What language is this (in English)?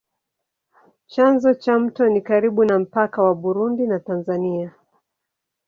Swahili